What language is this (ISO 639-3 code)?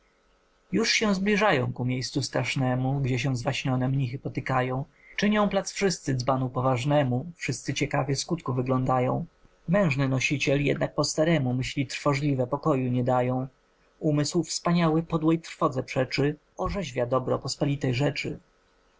pol